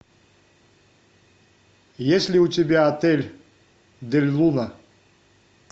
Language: Russian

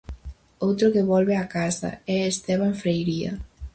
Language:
Galician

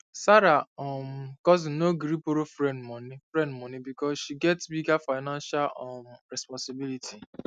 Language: Nigerian Pidgin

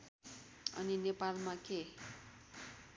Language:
Nepali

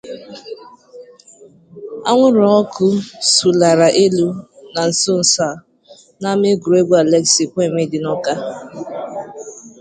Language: Igbo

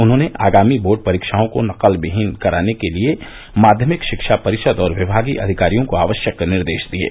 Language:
Hindi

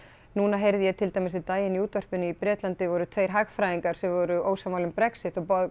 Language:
Icelandic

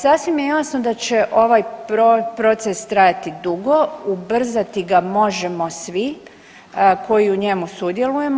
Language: Croatian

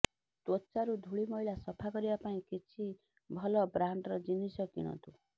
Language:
Odia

